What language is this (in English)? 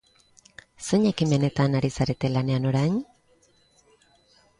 Basque